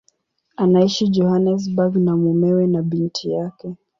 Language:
Swahili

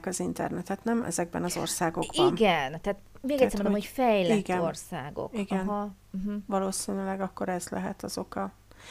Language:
Hungarian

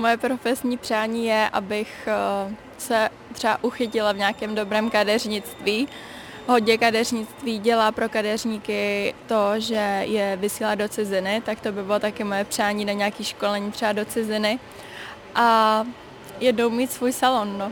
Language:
Czech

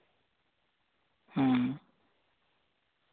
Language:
Santali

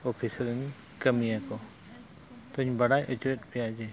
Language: Santali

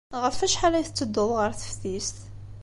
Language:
Kabyle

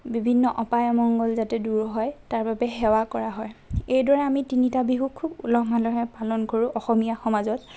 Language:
Assamese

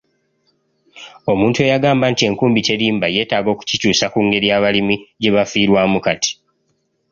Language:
Ganda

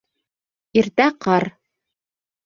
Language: Bashkir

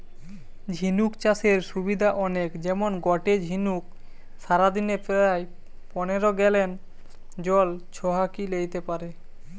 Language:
Bangla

